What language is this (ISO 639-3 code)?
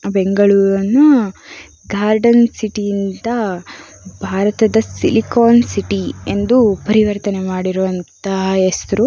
kan